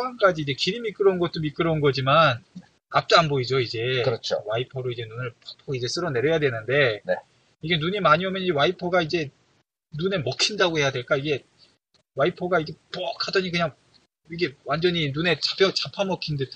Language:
Korean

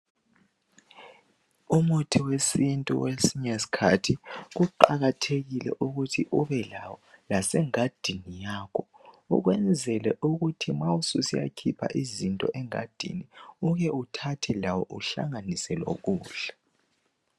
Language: North Ndebele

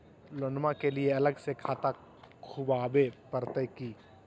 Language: Magahi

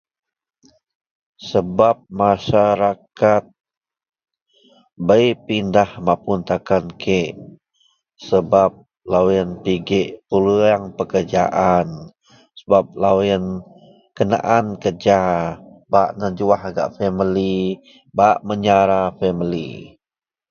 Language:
Central Melanau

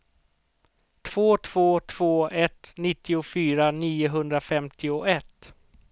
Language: Swedish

